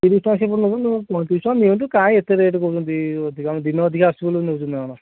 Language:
Odia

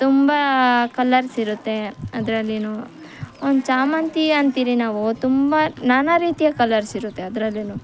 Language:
Kannada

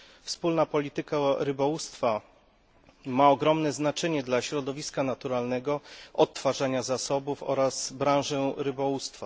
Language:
Polish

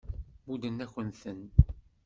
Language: Kabyle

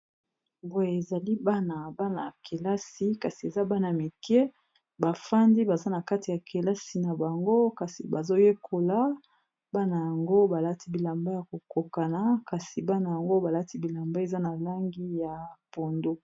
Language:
Lingala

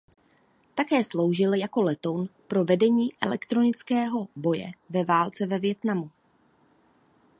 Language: Czech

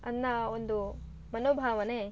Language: Kannada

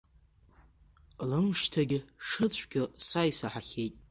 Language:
Abkhazian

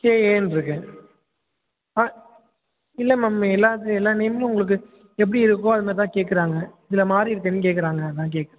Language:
Tamil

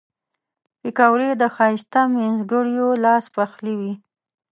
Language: Pashto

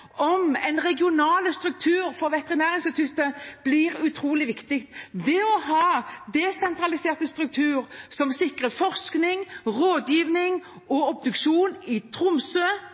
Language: Norwegian Bokmål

